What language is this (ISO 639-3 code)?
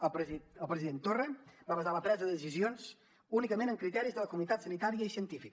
cat